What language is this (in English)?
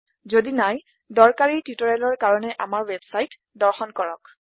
Assamese